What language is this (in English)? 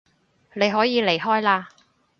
Cantonese